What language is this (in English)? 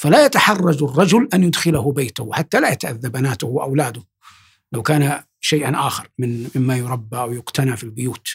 Arabic